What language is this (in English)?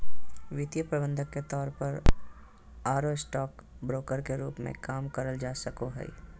Magahi